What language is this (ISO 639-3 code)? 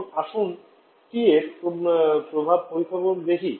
ben